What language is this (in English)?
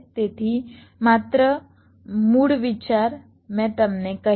Gujarati